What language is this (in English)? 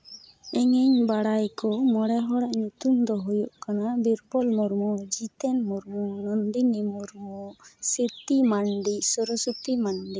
Santali